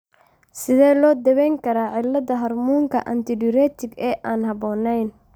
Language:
Somali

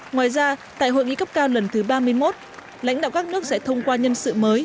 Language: Vietnamese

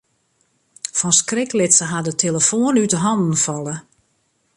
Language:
Western Frisian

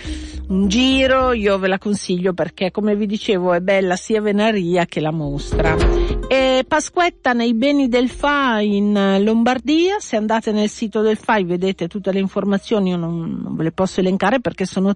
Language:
Italian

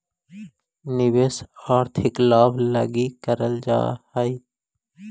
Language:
Magahi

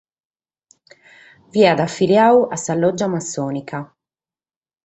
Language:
Sardinian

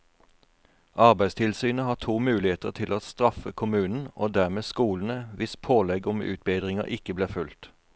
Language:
Norwegian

